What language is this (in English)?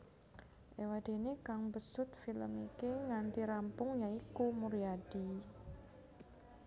Javanese